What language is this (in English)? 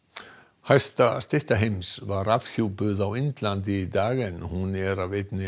Icelandic